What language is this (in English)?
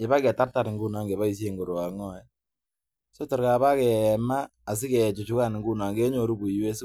Kalenjin